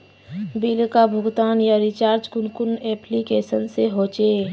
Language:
Magahi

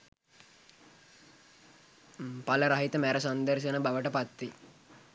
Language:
Sinhala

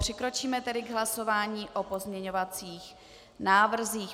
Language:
Czech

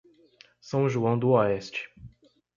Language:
Portuguese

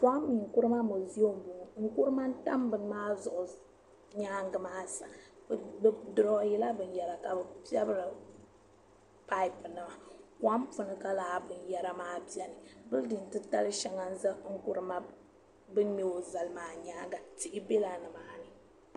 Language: Dagbani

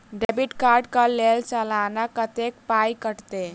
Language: Maithili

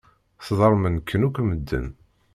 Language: Kabyle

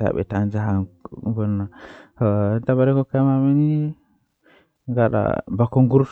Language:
Western Niger Fulfulde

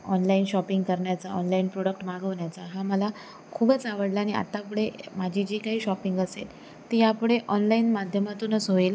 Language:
Marathi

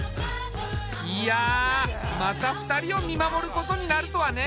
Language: Japanese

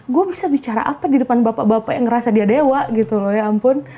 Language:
Indonesian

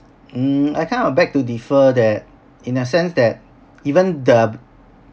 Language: English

